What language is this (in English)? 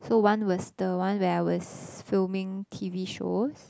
English